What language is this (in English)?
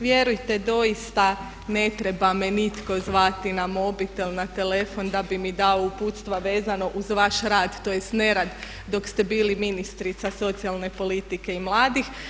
Croatian